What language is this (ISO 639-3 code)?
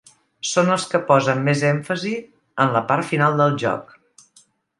cat